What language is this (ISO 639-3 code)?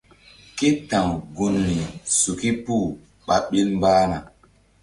mdd